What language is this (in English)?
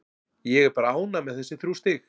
Icelandic